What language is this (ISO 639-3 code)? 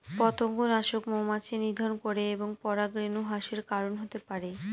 ben